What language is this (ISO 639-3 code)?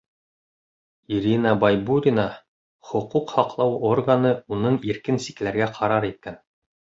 bak